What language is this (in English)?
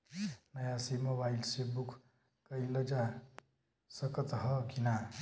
Bhojpuri